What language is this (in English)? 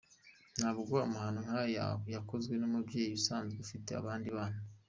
Kinyarwanda